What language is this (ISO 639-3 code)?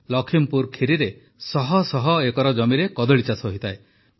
ori